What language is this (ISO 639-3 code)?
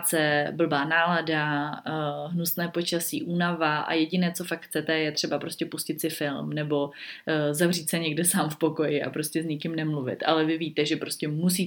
ces